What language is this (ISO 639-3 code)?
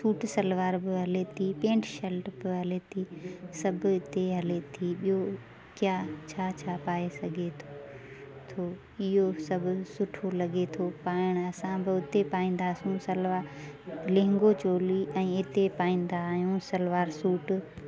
snd